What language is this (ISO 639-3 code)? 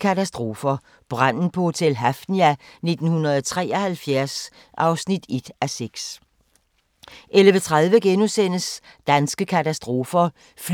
dan